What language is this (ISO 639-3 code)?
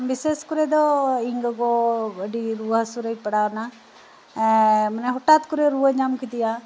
sat